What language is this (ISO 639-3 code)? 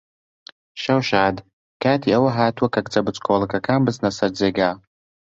ckb